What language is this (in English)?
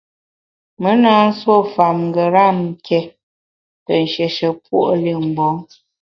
Bamun